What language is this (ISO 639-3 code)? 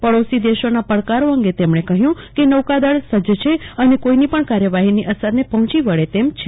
guj